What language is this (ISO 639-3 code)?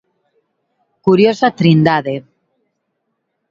glg